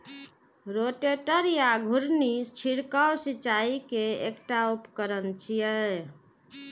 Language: Maithili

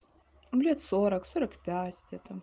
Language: Russian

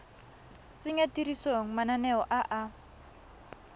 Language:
Tswana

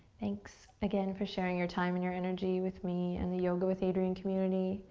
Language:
English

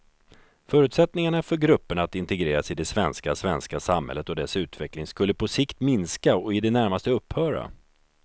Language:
Swedish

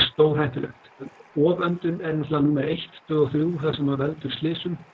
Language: Icelandic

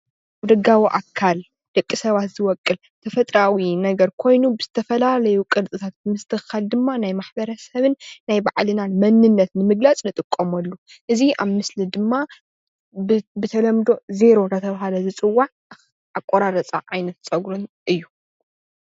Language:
Tigrinya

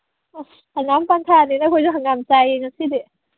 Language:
Manipuri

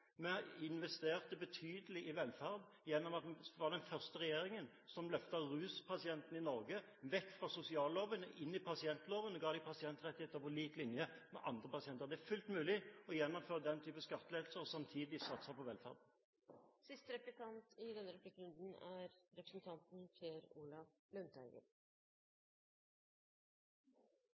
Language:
Norwegian Bokmål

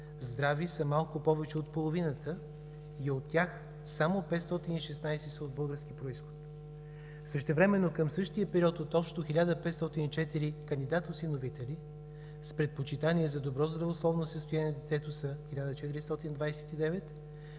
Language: Bulgarian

